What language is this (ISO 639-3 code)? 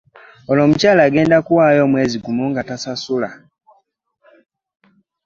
lug